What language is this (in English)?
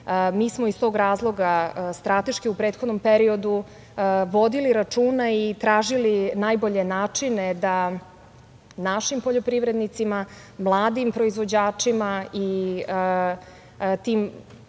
Serbian